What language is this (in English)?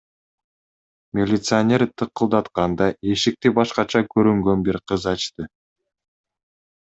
Kyrgyz